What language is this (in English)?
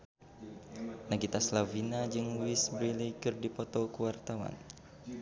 Sundanese